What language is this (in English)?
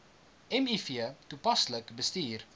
Afrikaans